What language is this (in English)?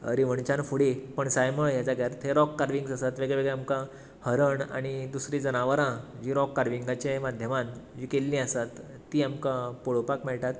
Konkani